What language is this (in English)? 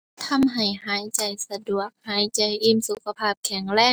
Thai